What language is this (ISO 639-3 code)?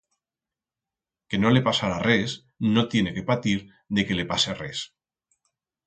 arg